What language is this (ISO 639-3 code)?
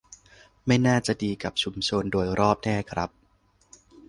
tha